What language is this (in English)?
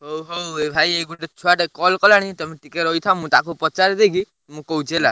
Odia